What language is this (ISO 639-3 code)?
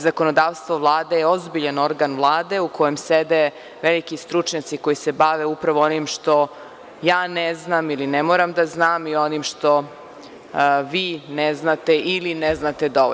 srp